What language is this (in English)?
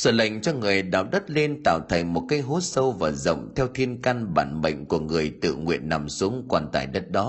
Vietnamese